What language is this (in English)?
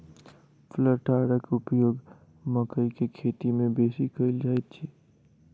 Maithili